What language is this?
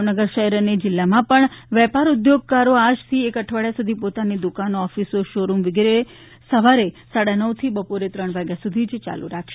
Gujarati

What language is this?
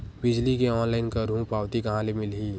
Chhattisgarhi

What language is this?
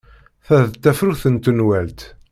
Kabyle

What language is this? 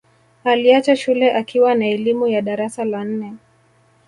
Swahili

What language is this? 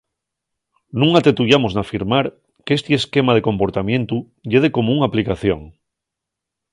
Asturian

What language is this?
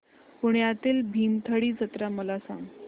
Marathi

